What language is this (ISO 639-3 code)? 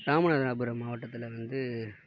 tam